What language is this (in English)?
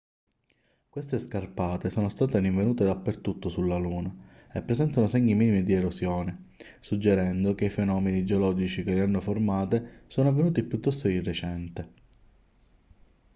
Italian